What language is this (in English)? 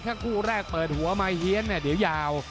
Thai